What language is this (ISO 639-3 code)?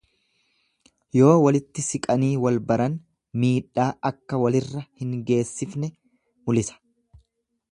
orm